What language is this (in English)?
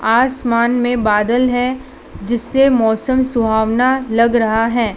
Hindi